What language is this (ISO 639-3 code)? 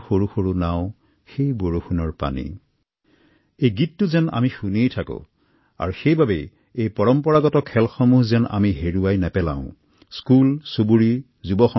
asm